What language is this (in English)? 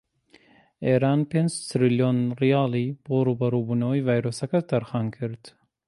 Central Kurdish